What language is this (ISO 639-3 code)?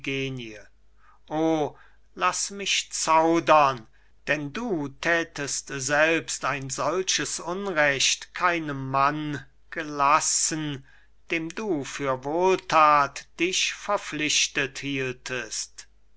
deu